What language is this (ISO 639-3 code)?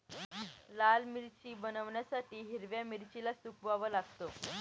mar